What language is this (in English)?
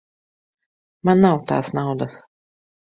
Latvian